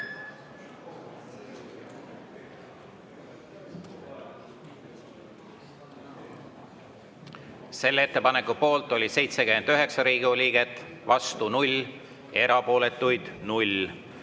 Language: Estonian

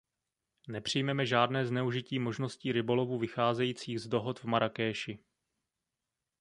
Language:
Czech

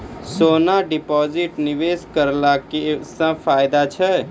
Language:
Maithili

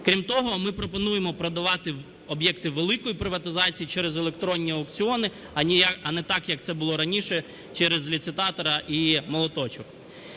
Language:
Ukrainian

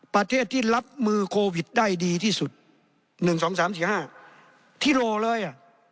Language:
Thai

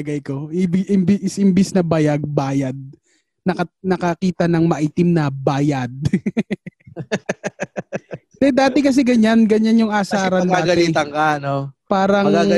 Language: Filipino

